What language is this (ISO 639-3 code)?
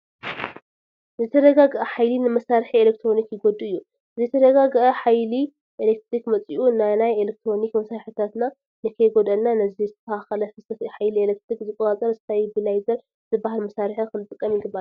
tir